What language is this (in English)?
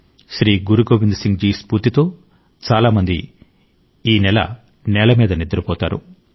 Telugu